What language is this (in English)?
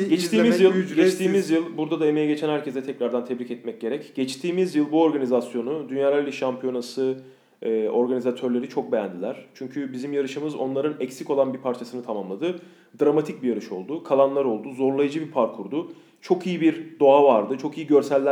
Turkish